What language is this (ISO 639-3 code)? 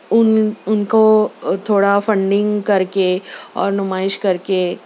urd